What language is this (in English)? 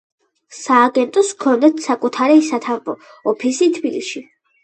Georgian